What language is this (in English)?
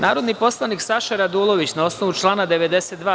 Serbian